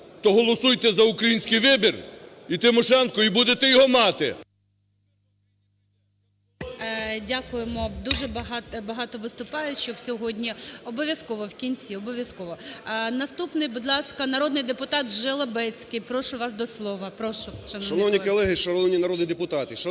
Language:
Ukrainian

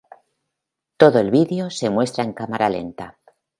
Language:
Spanish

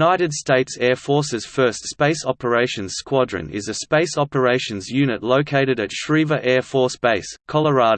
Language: English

